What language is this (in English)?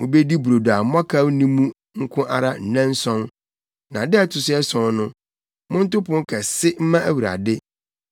Akan